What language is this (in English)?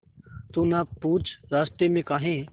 Hindi